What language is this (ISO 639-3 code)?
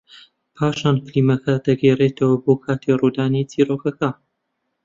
ckb